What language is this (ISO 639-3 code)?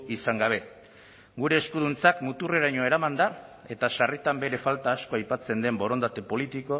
eus